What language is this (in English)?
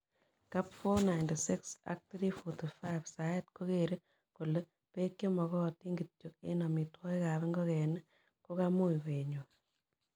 Kalenjin